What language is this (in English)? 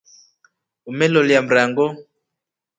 Rombo